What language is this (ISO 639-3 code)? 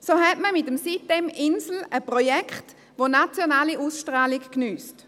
gsw